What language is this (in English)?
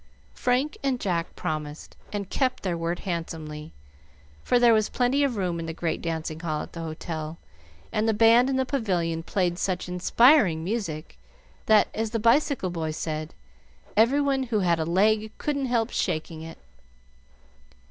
English